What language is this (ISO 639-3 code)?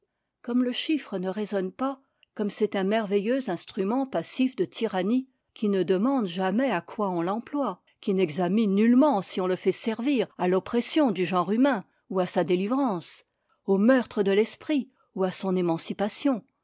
fra